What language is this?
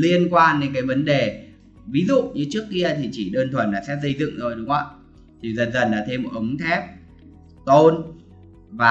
Vietnamese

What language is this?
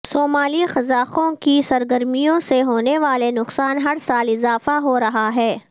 Urdu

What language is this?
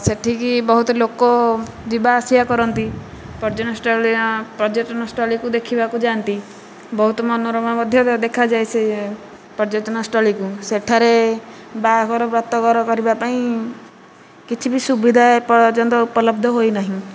Odia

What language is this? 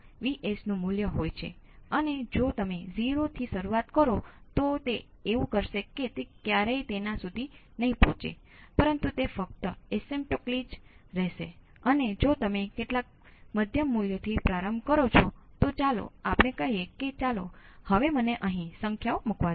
Gujarati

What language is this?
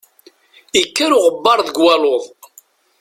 Kabyle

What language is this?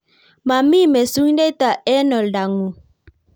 Kalenjin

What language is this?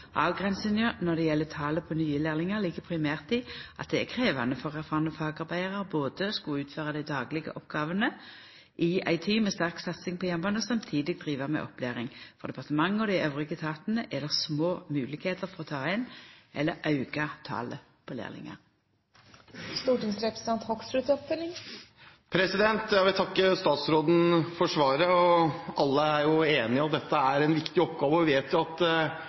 Norwegian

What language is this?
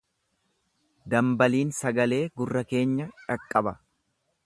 Oromo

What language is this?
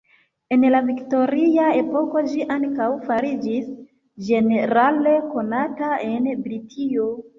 Esperanto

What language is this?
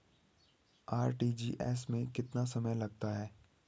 Hindi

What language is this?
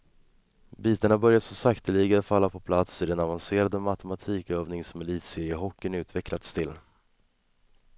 Swedish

